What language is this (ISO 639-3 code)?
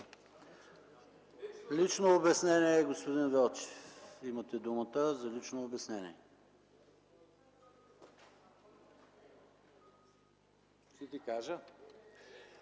bul